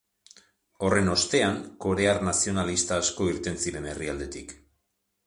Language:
Basque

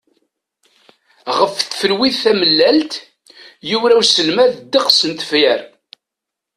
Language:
Kabyle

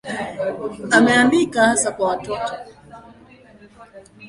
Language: Swahili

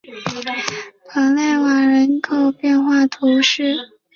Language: Chinese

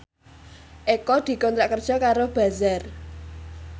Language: Javanese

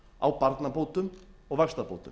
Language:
Icelandic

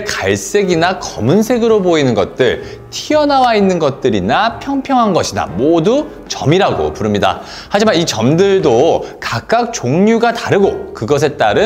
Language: Korean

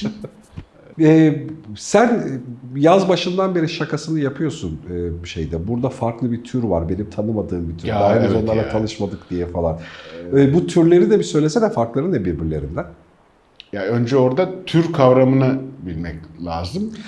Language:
Turkish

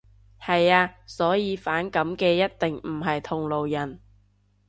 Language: Cantonese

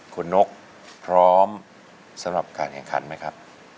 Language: Thai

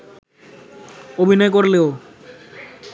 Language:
Bangla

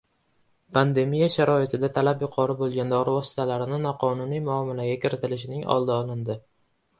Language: Uzbek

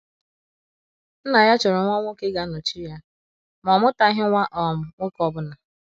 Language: Igbo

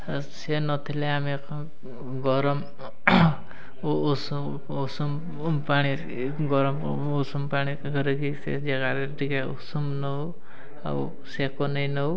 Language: Odia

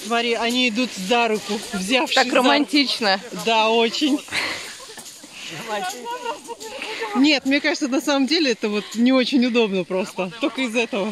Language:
Russian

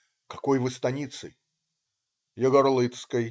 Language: Russian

